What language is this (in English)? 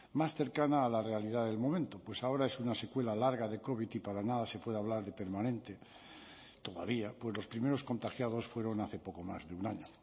Spanish